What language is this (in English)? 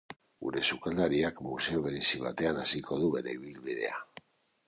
Basque